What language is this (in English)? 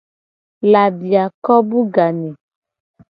Gen